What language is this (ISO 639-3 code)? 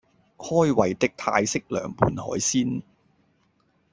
yue